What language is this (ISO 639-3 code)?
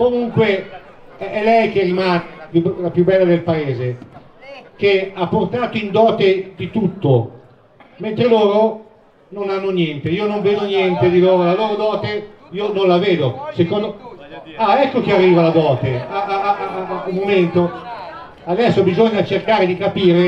ita